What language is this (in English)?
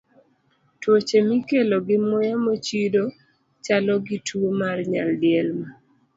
Luo (Kenya and Tanzania)